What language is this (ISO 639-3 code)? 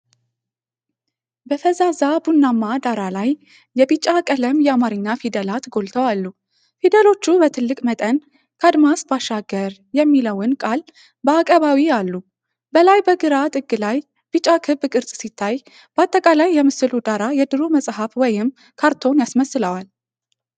amh